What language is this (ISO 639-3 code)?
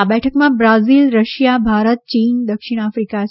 guj